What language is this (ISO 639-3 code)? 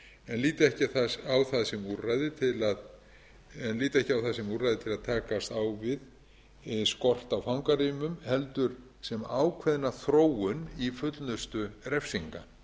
isl